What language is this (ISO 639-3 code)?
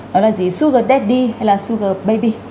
vie